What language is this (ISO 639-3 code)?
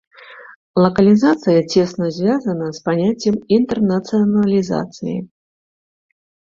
bel